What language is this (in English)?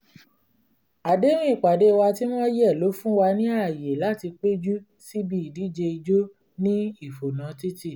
Yoruba